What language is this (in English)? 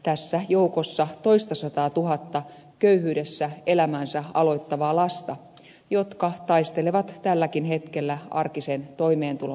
Finnish